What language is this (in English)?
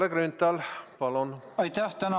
Estonian